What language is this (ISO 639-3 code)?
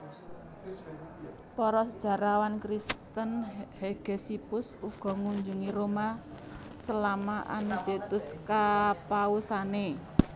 jav